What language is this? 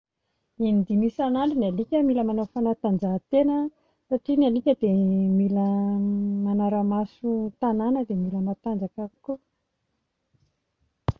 Malagasy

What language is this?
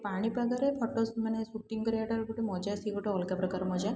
Odia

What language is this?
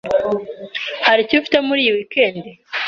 Kinyarwanda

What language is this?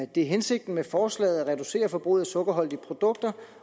Danish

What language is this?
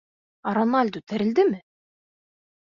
Bashkir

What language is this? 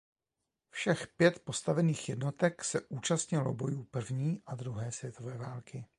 Czech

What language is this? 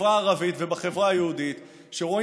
Hebrew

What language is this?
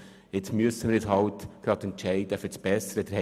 Swiss German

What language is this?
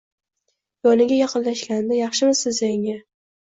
Uzbek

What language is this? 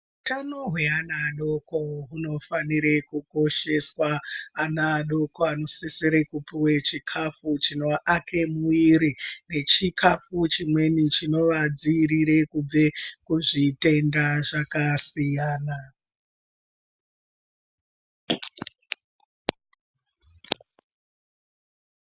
Ndau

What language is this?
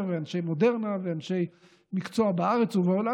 Hebrew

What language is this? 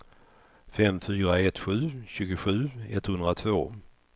Swedish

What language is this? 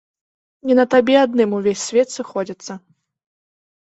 Belarusian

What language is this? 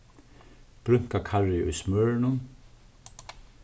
Faroese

